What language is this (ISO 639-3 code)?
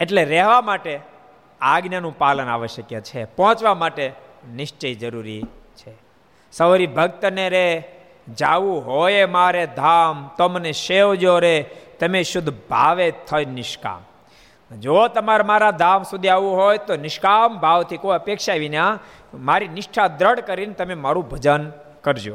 guj